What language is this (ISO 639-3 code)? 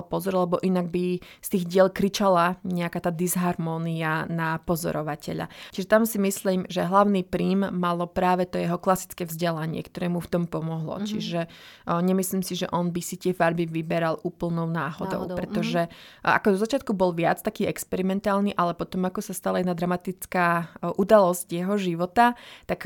slk